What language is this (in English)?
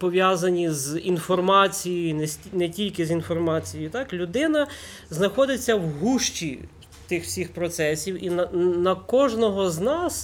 Ukrainian